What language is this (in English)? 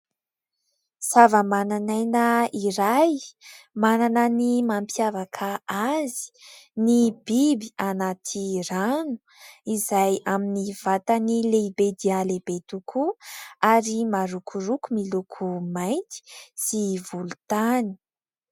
Malagasy